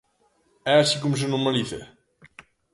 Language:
Galician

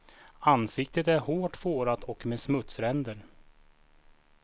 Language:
Swedish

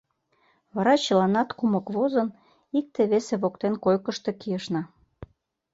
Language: Mari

